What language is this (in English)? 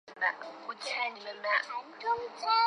Chinese